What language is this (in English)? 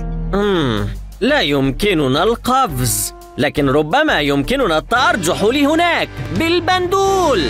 Arabic